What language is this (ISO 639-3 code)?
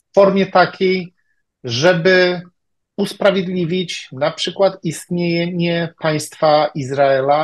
pol